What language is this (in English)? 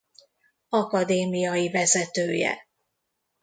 Hungarian